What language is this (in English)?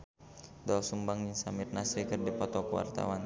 Sundanese